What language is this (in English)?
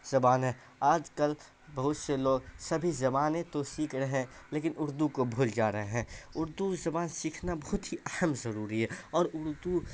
Urdu